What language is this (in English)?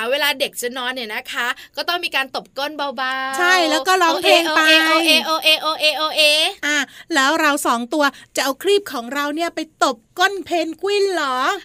Thai